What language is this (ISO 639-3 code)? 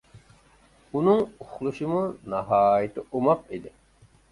uig